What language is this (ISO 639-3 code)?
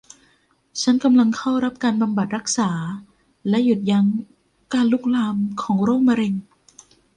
tha